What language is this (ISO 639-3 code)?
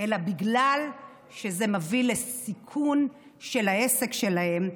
heb